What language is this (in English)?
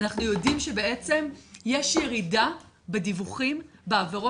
Hebrew